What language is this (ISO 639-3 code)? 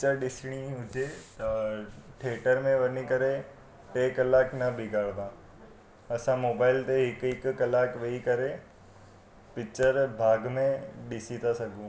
snd